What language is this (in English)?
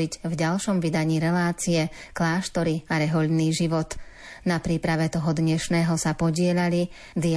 Slovak